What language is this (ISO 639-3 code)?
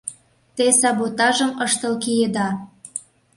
chm